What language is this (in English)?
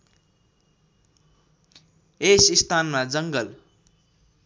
Nepali